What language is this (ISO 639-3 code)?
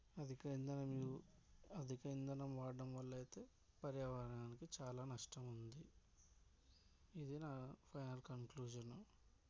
tel